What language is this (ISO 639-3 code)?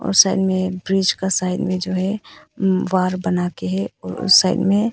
hin